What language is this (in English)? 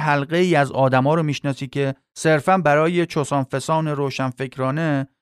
Persian